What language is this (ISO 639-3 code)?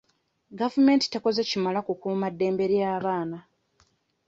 lug